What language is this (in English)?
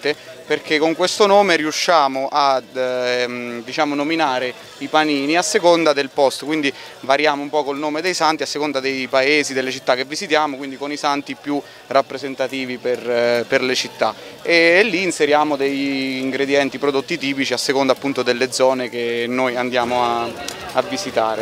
Italian